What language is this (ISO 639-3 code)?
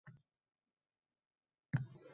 uzb